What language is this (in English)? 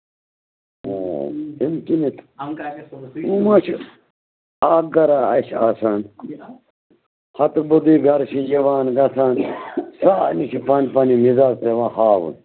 Kashmiri